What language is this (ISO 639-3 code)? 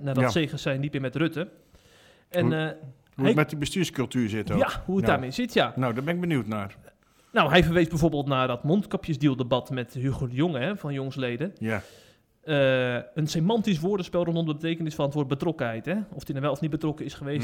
nld